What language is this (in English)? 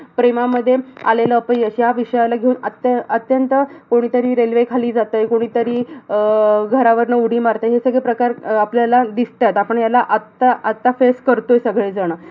Marathi